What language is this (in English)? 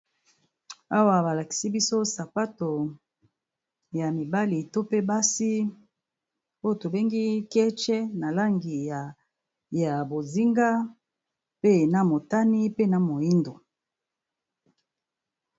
Lingala